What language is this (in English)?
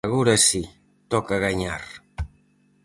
Galician